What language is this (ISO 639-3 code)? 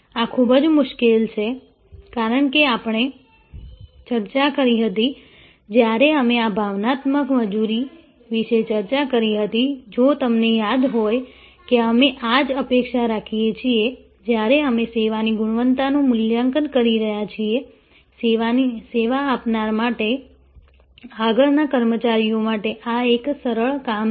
guj